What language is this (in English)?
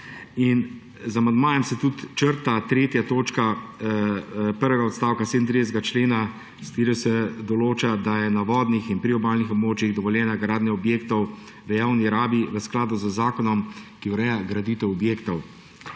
Slovenian